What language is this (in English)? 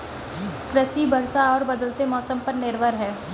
Hindi